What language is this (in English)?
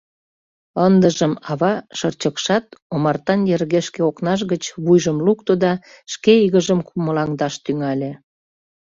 Mari